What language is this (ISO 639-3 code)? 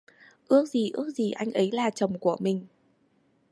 vie